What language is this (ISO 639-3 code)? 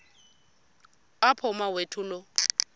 xho